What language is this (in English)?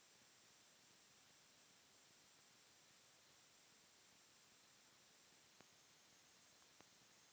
Maithili